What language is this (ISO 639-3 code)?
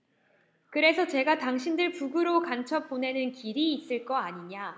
kor